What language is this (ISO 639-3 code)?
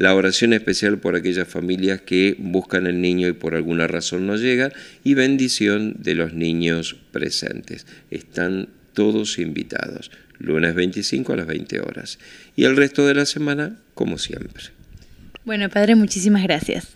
spa